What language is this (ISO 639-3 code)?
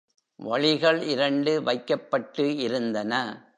tam